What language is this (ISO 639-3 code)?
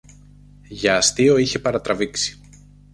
ell